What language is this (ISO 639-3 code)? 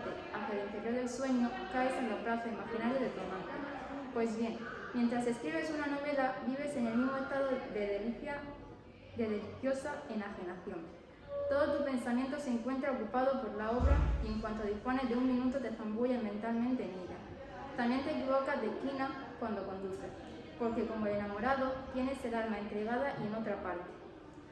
spa